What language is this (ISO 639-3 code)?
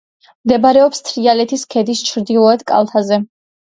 kat